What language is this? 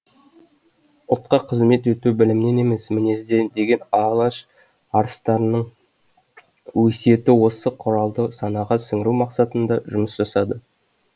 Kazakh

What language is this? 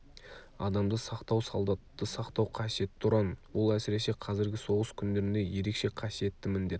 Kazakh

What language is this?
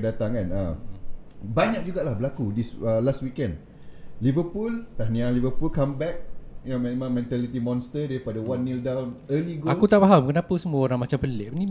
Malay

